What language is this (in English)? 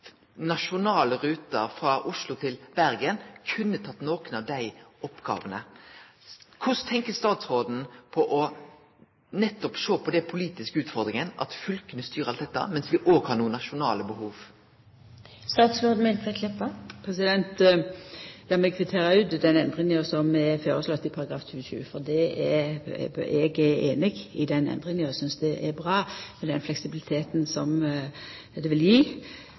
Norwegian Nynorsk